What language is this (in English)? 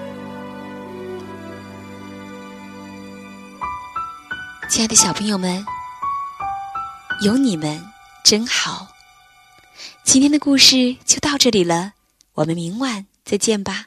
Chinese